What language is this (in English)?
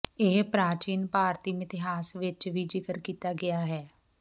Punjabi